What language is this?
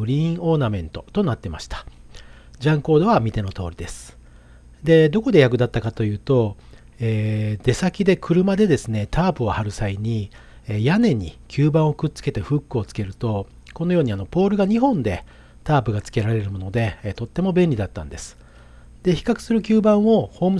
Japanese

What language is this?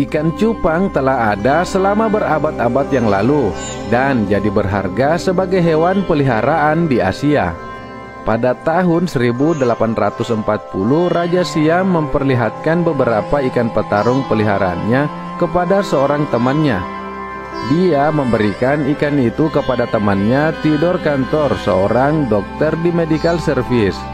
Indonesian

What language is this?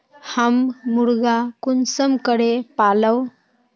Magahi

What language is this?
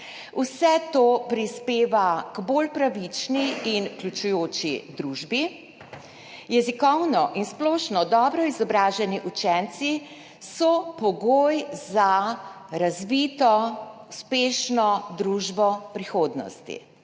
Slovenian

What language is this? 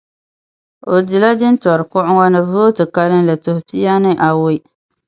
Dagbani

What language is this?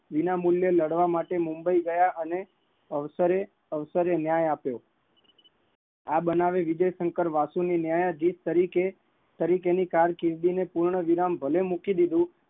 Gujarati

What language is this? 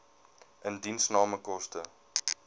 Afrikaans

